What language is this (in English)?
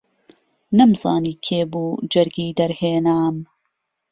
Central Kurdish